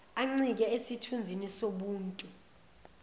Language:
Zulu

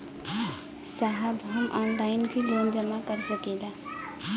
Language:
Bhojpuri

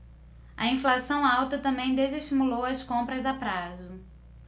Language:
Portuguese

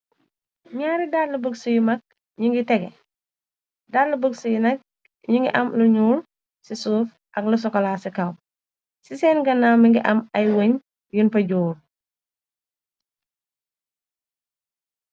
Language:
Wolof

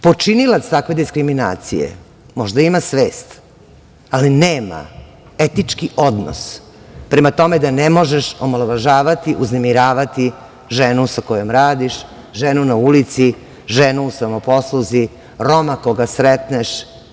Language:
Serbian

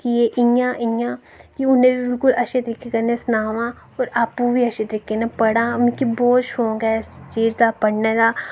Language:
Dogri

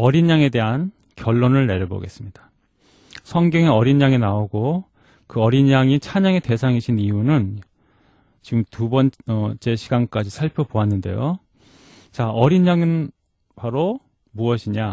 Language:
Korean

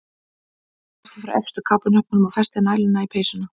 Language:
Icelandic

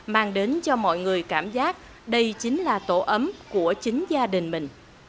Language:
Vietnamese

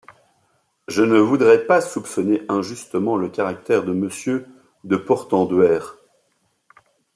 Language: French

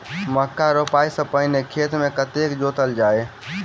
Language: Maithili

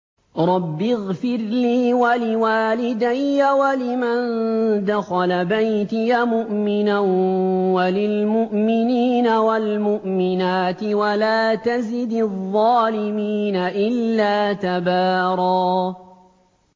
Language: Arabic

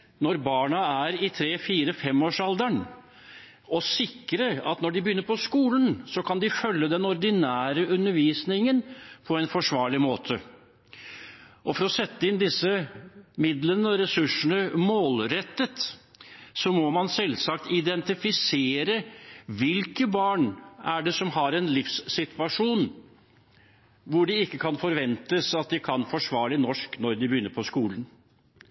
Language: Norwegian Bokmål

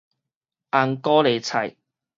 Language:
Min Nan Chinese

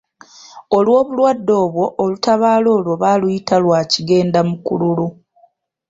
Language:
Ganda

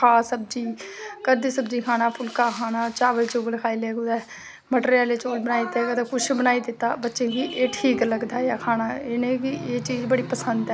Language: Dogri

